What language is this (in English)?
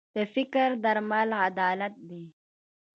Pashto